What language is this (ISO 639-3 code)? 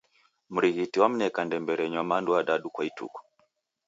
dav